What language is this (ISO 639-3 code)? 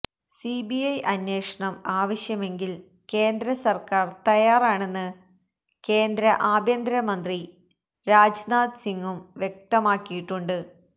mal